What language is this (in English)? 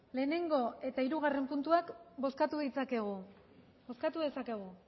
Basque